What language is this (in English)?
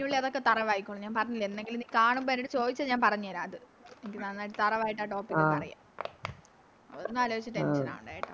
Malayalam